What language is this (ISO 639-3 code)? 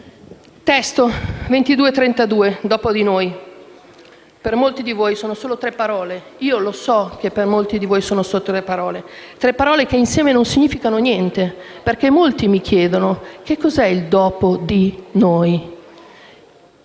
ita